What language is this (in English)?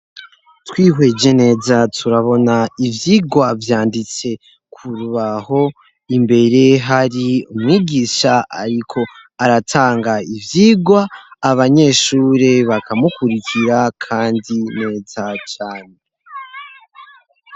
Rundi